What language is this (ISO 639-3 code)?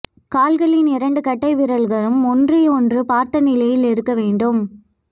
tam